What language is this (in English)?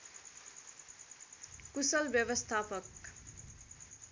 Nepali